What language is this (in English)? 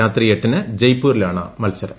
Malayalam